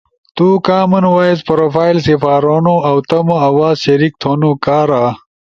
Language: Ushojo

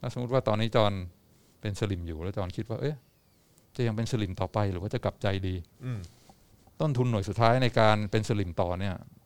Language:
Thai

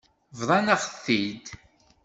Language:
Kabyle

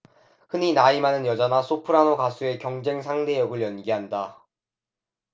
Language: Korean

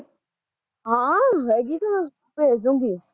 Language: Punjabi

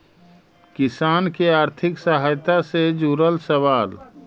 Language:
Magahi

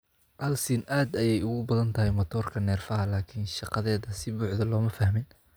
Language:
Somali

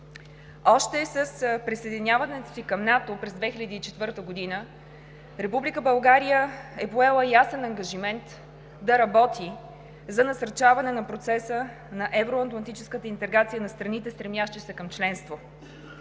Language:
Bulgarian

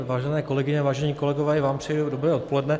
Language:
Czech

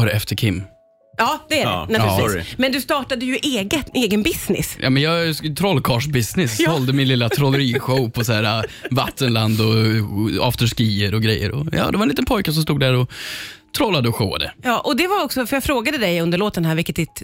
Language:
Swedish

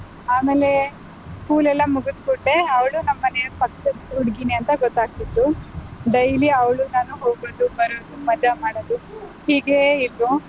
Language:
Kannada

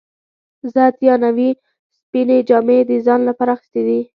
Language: Pashto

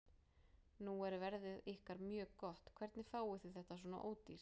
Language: Icelandic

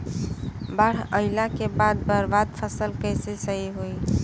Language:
Bhojpuri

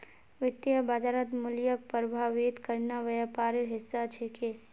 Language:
Magahi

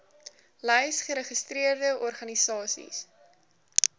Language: Afrikaans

